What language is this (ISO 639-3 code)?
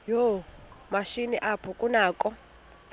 xho